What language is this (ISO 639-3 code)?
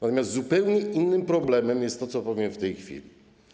pol